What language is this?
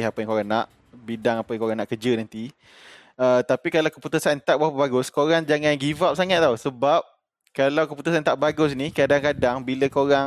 Malay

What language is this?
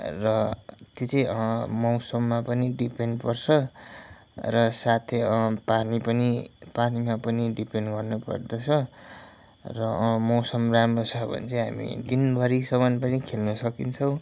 Nepali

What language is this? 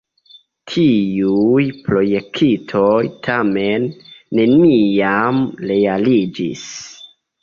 Esperanto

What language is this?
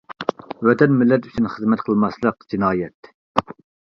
Uyghur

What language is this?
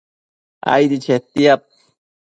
Matsés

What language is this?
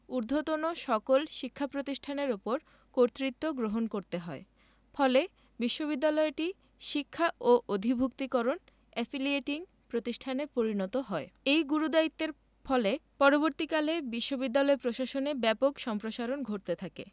Bangla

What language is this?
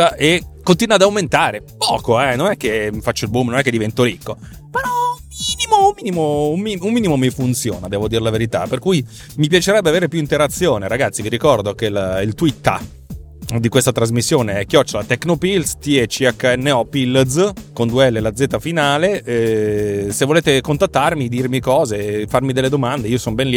Italian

